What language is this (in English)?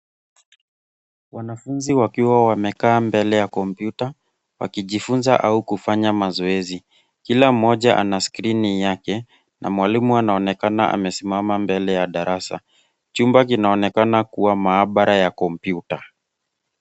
Swahili